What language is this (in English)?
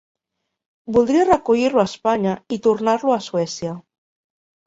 Catalan